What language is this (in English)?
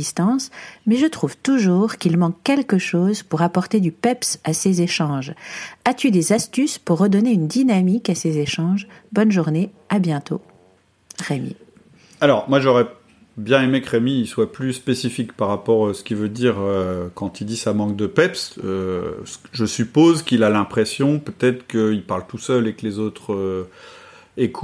French